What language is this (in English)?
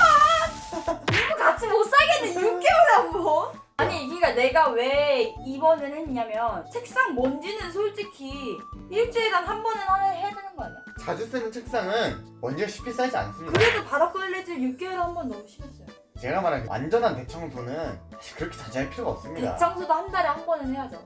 Korean